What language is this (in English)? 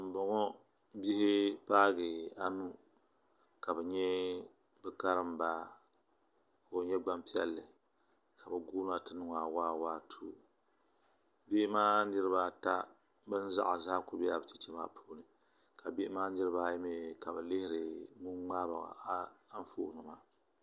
Dagbani